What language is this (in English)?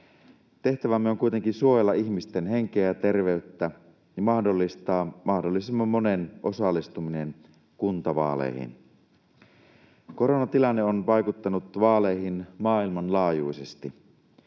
Finnish